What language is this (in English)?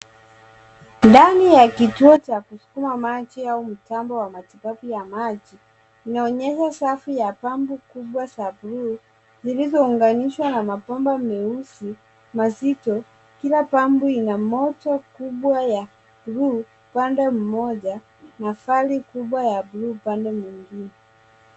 Swahili